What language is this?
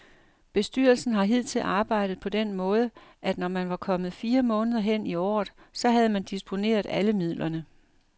Danish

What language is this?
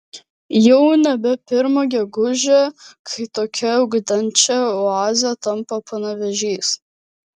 Lithuanian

